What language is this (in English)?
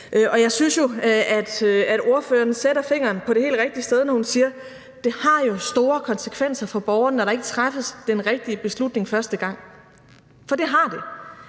Danish